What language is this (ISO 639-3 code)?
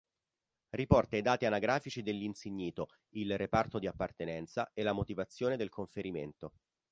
ita